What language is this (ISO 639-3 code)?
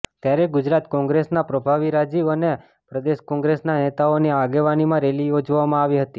guj